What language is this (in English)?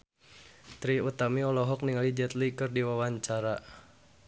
Sundanese